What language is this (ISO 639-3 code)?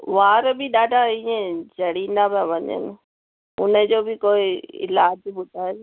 snd